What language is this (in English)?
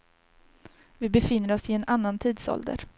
Swedish